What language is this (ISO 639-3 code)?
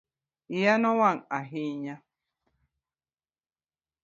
luo